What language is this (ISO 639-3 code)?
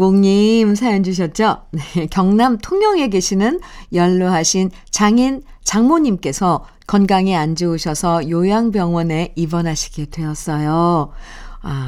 kor